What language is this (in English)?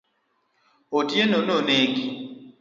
Luo (Kenya and Tanzania)